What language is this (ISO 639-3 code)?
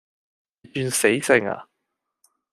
yue